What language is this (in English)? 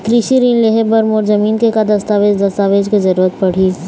Chhattisgarhi